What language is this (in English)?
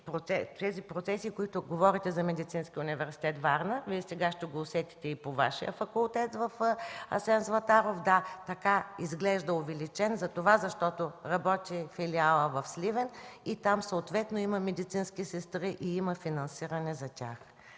Bulgarian